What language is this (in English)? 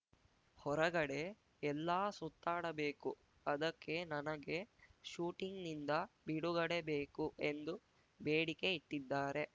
Kannada